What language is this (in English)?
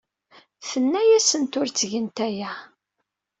Kabyle